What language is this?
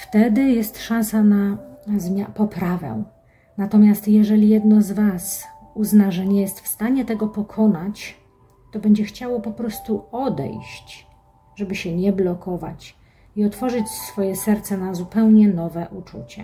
Polish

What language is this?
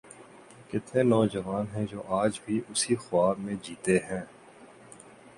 Urdu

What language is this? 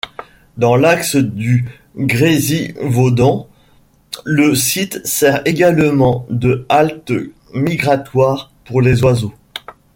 French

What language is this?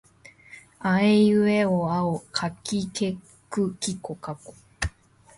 Japanese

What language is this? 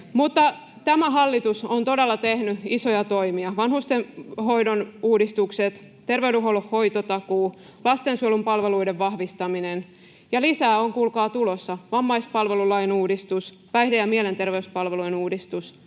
Finnish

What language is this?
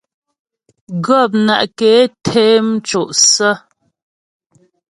Ghomala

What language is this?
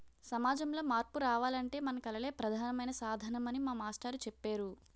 Telugu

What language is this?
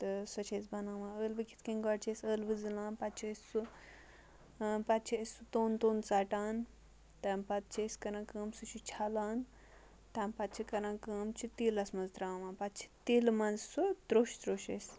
Kashmiri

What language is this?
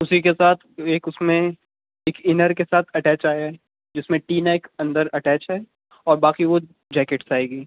Urdu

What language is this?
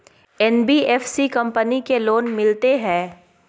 Maithili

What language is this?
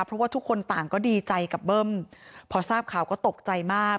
Thai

